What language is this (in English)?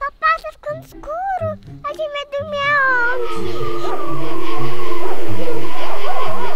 Portuguese